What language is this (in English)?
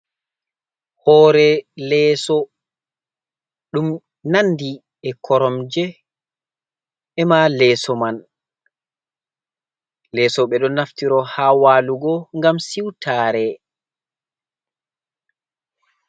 Fula